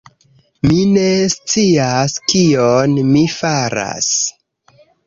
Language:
Esperanto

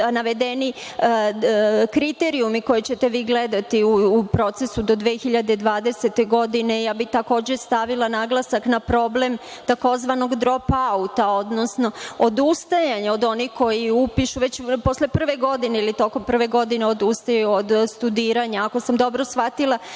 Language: Serbian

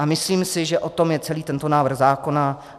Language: Czech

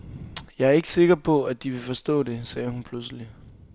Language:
Danish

